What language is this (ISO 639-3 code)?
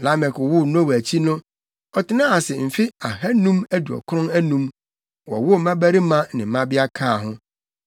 aka